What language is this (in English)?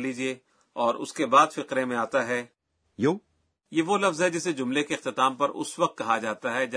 Urdu